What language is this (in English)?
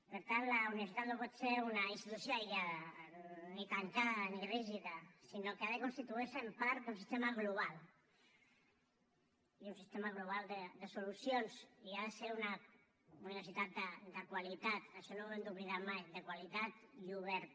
Catalan